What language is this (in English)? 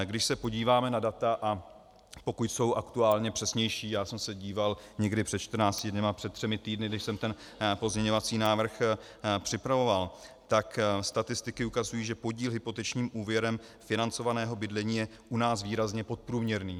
Czech